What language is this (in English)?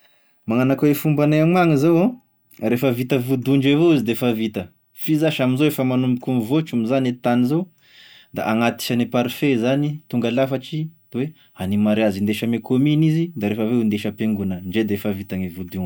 Tesaka Malagasy